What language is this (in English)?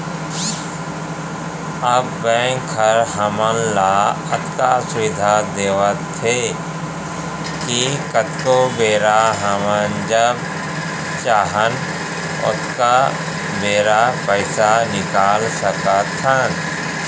Chhattisgarhi